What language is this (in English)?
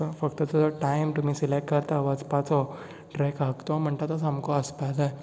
Konkani